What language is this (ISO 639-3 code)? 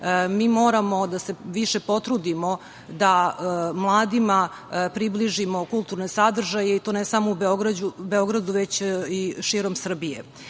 srp